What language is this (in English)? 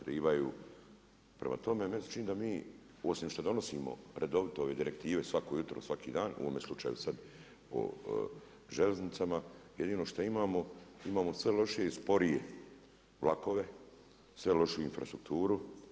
Croatian